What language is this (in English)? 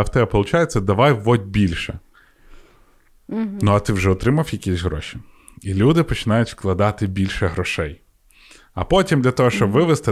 Ukrainian